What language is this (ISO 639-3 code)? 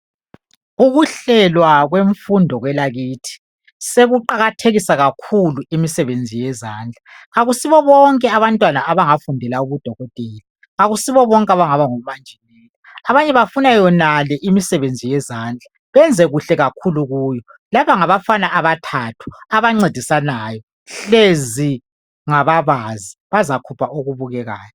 nde